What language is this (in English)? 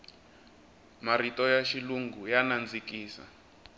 Tsonga